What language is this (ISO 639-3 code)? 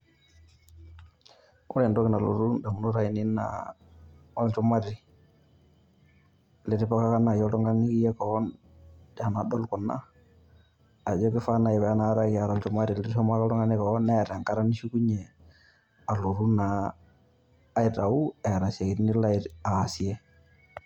mas